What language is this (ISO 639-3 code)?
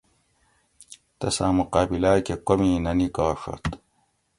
gwc